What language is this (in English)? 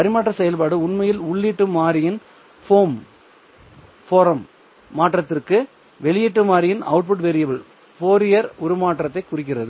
Tamil